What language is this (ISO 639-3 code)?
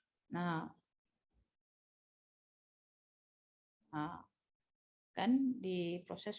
ind